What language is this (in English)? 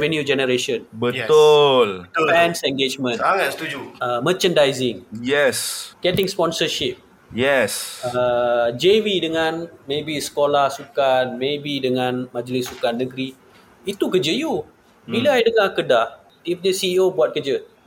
Malay